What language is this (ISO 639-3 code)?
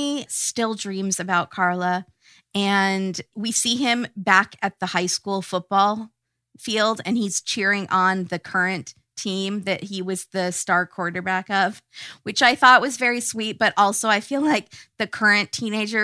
eng